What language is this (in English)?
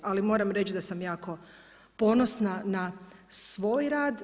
Croatian